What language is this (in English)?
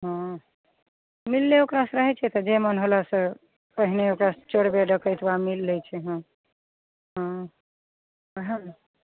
Maithili